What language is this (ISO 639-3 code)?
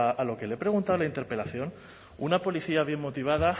spa